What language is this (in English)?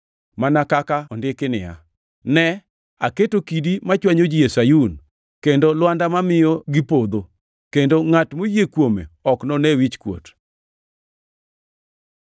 Luo (Kenya and Tanzania)